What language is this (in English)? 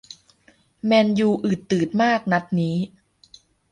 Thai